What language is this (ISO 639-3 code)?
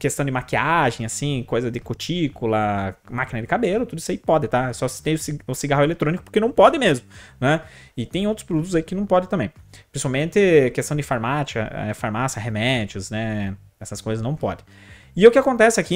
por